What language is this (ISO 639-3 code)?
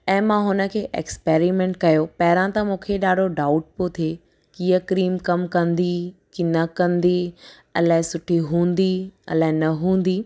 snd